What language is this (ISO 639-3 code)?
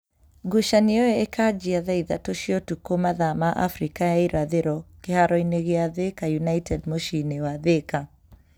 kik